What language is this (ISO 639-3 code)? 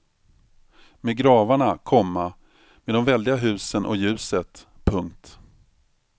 swe